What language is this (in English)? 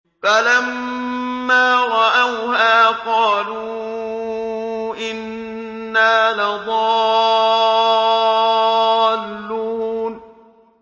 Arabic